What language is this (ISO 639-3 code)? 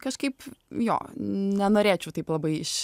lit